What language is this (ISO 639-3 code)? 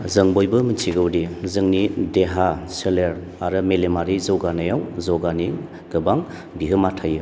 brx